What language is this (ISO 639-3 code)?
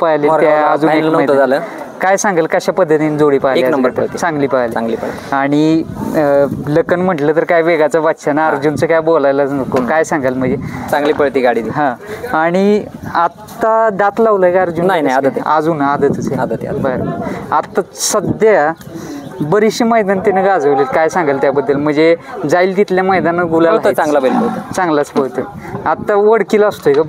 mar